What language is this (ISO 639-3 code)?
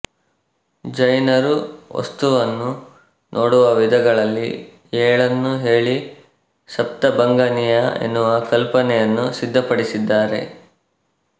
kan